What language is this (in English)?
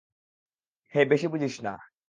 Bangla